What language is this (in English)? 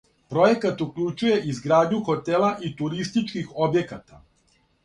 Serbian